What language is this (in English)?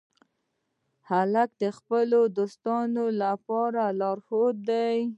Pashto